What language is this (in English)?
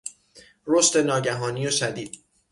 Persian